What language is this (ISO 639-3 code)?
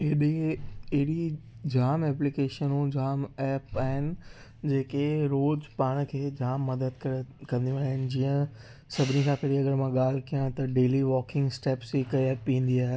snd